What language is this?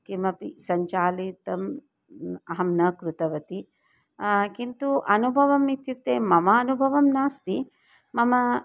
Sanskrit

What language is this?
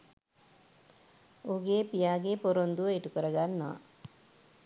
Sinhala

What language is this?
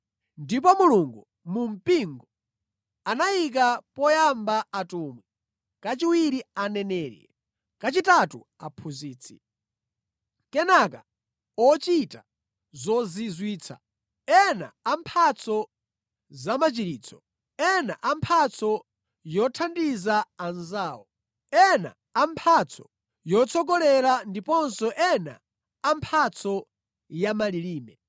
Nyanja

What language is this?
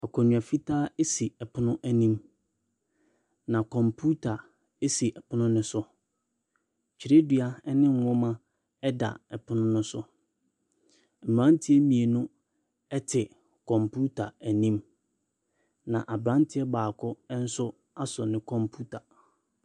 Akan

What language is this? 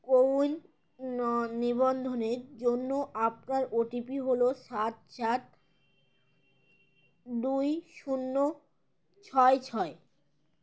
Bangla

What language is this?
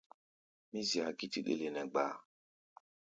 Gbaya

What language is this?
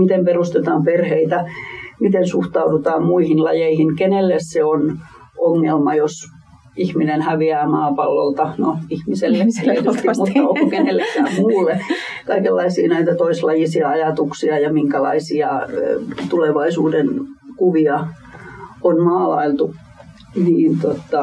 Finnish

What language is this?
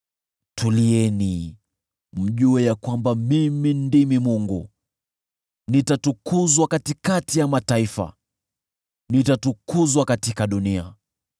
Swahili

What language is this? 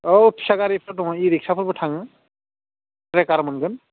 Bodo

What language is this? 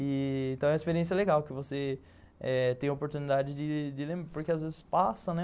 Portuguese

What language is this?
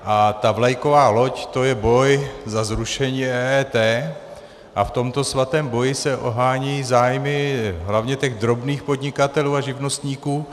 Czech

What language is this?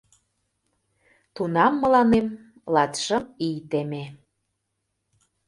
Mari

